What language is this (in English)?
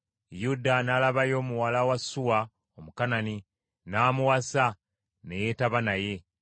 Ganda